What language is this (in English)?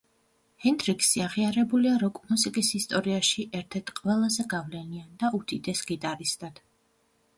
Georgian